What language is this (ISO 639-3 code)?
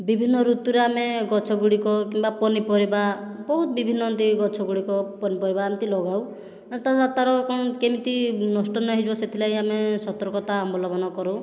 ori